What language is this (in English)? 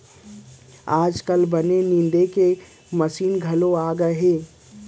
Chhattisgarhi